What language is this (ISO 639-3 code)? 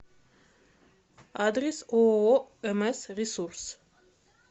rus